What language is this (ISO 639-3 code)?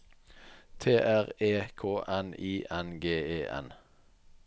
nor